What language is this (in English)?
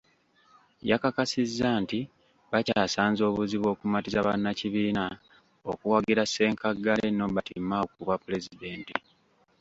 Ganda